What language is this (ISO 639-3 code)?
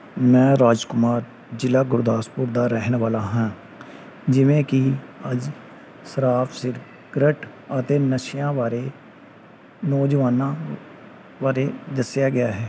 pan